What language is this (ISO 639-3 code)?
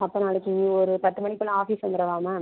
tam